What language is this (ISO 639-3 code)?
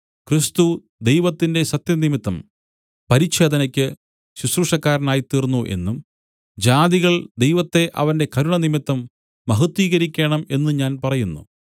mal